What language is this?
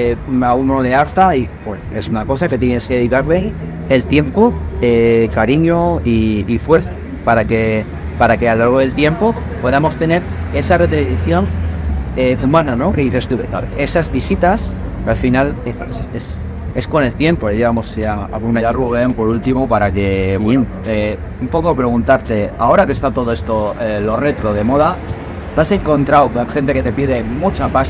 Spanish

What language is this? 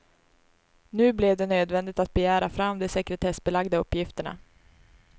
Swedish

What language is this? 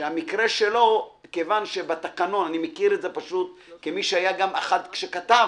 Hebrew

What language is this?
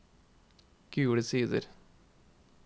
Norwegian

